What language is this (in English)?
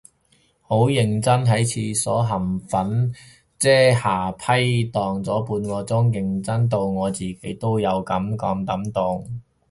Cantonese